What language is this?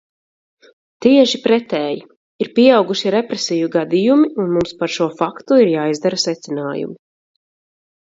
Latvian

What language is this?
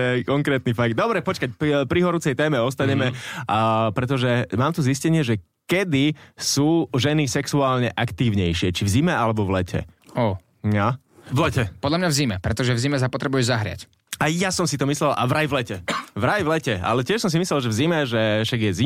Slovak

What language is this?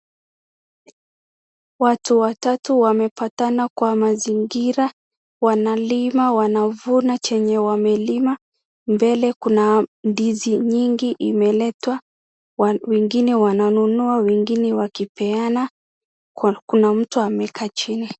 Swahili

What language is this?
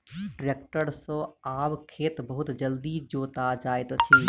Maithili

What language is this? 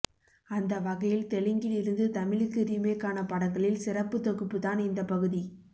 Tamil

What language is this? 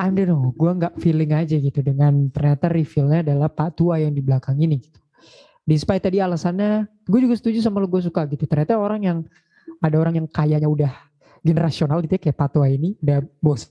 Indonesian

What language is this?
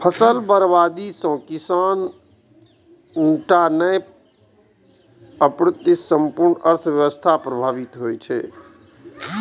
Maithili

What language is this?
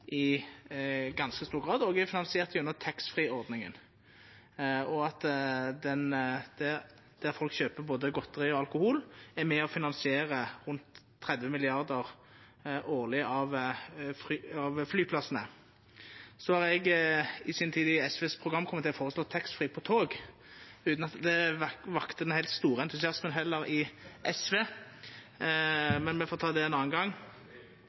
Norwegian Nynorsk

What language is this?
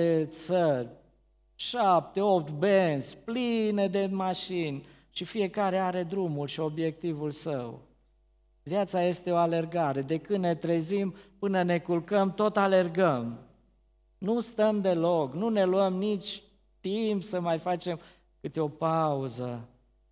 Romanian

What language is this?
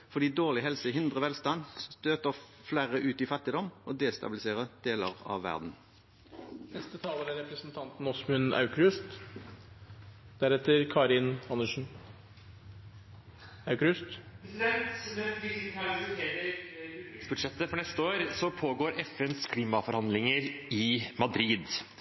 Norwegian Bokmål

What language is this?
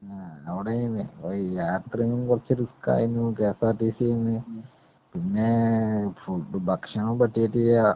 Malayalam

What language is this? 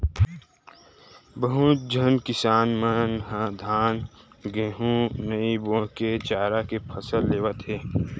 Chhattisgarhi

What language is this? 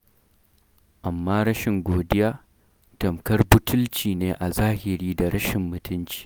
Hausa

